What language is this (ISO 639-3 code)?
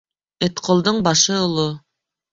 bak